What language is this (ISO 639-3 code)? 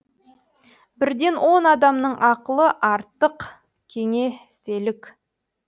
kaz